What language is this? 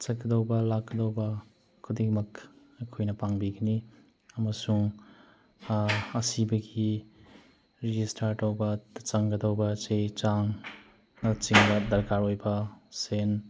Manipuri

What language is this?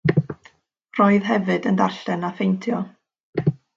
Welsh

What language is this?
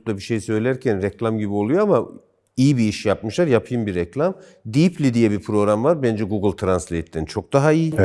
Turkish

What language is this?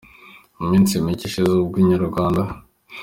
Kinyarwanda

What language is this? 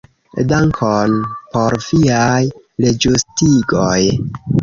Esperanto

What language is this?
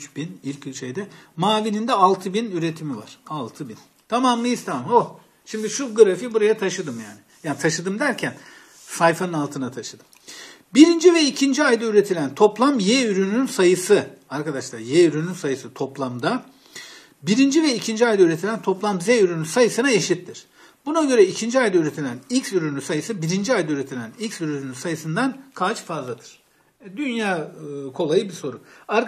Turkish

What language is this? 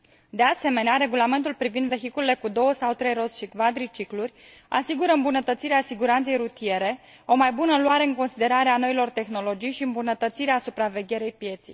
Romanian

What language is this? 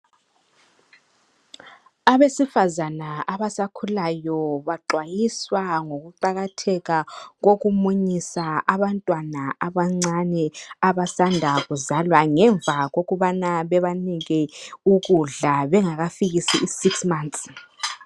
North Ndebele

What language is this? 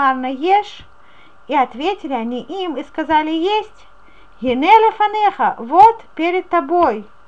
Russian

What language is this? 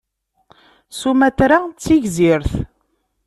Kabyle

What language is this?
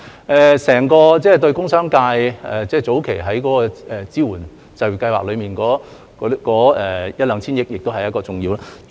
Cantonese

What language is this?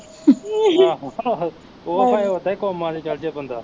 Punjabi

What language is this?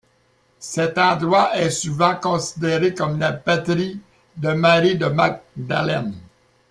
French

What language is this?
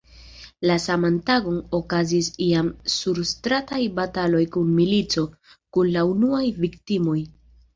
Esperanto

